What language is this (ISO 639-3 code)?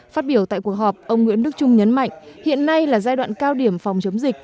vie